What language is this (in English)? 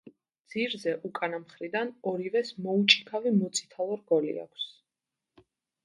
Georgian